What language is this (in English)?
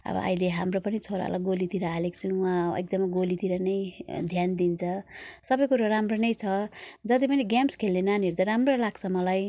Nepali